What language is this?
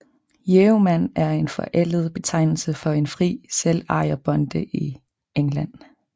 Danish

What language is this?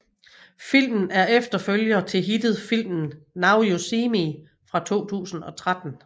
Danish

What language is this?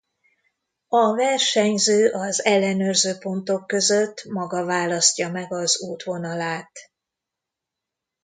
Hungarian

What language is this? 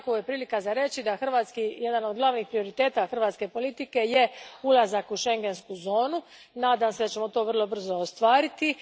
Croatian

